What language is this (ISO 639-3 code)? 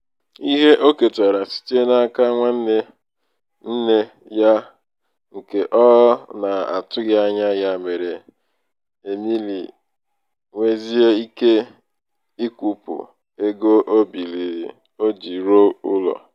ibo